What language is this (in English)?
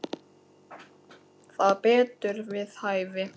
Icelandic